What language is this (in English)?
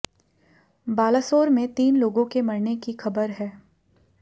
Hindi